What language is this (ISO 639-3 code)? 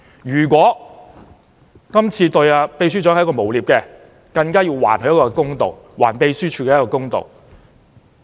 yue